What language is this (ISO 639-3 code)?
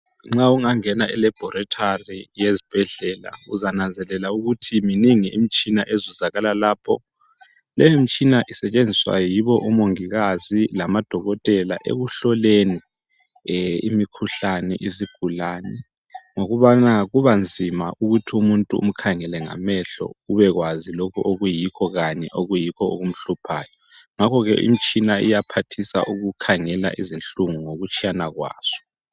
nde